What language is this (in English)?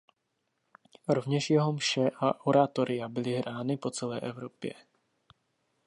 Czech